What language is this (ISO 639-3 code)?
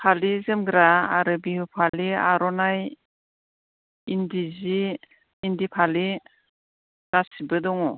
brx